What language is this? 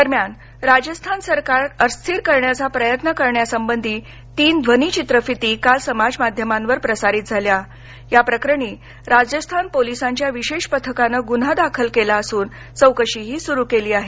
Marathi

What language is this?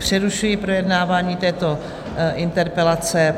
Czech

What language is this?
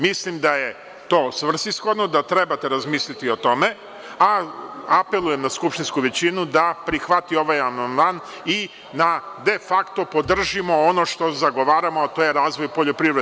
Serbian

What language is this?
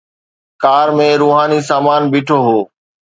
Sindhi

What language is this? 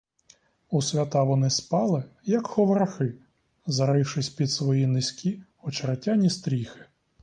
Ukrainian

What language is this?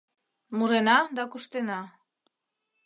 Mari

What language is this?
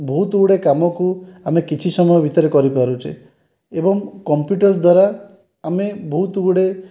Odia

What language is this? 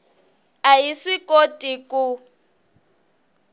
Tsonga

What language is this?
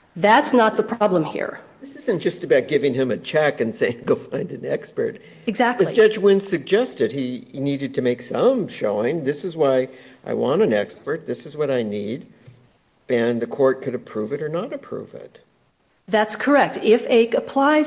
English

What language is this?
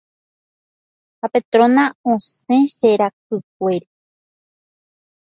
Guarani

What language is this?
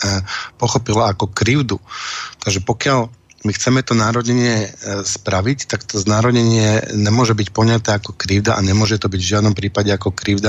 Slovak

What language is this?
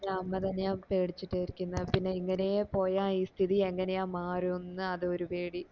Malayalam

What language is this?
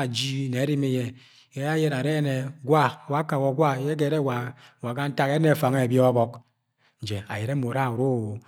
Agwagwune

